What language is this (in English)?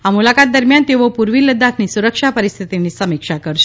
Gujarati